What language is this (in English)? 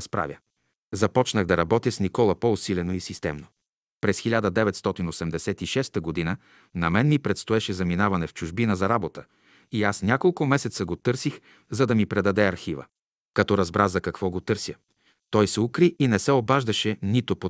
Bulgarian